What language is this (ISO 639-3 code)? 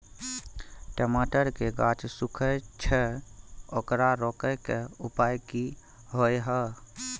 mai